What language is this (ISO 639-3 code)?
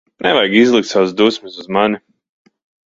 lav